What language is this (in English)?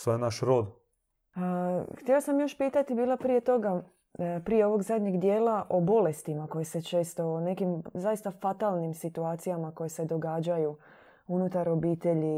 Croatian